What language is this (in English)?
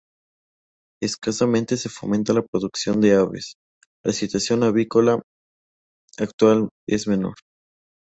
Spanish